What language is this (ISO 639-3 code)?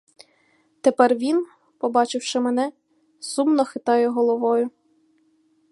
ukr